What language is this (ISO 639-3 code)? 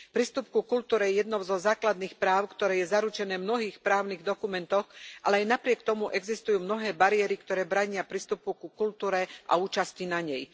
slk